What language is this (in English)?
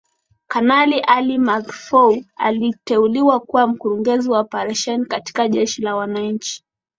Swahili